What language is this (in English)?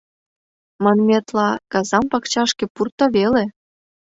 Mari